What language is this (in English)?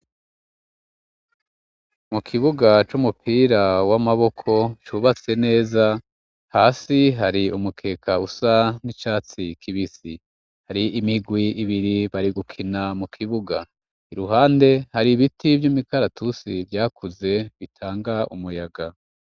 Rundi